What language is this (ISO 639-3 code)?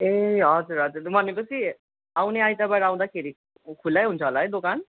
nep